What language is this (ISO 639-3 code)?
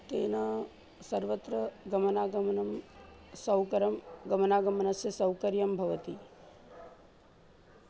san